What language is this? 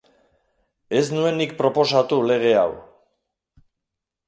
Basque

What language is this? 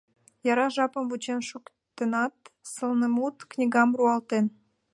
Mari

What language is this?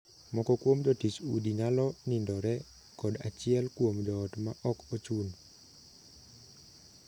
Luo (Kenya and Tanzania)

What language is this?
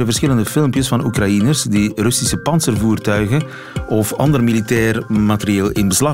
Dutch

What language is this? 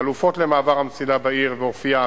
Hebrew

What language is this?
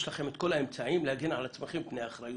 Hebrew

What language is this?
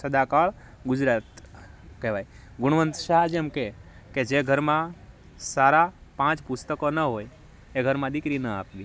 Gujarati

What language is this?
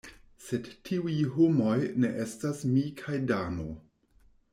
Esperanto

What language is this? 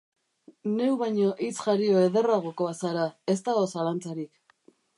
Basque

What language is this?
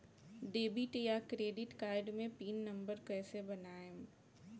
Bhojpuri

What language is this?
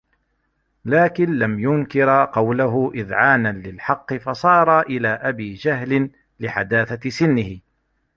Arabic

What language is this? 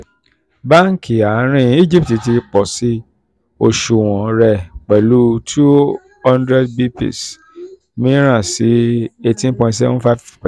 Yoruba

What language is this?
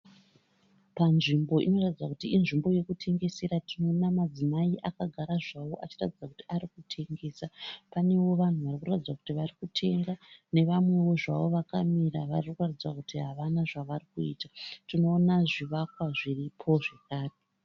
Shona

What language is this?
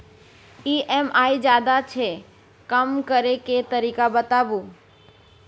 Maithili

